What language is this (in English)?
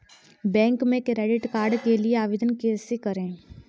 Hindi